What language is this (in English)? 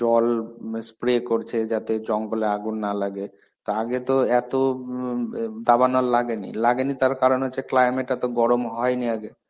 Bangla